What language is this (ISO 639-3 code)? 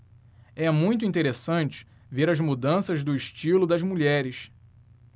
por